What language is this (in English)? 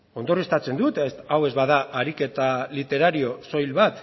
Basque